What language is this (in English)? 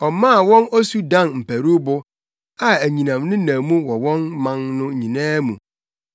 Akan